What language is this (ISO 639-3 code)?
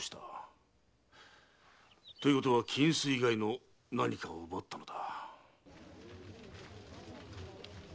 jpn